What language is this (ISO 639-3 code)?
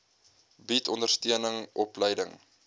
afr